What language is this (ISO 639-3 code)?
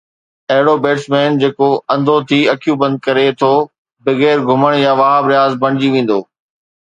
snd